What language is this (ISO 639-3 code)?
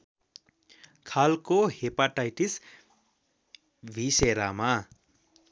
nep